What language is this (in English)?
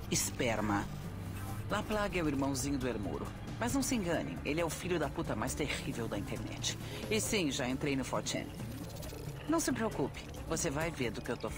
Portuguese